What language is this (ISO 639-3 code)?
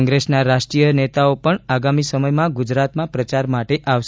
guj